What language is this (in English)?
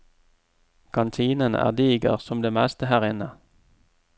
Norwegian